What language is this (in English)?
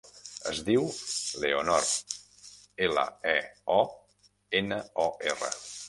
Catalan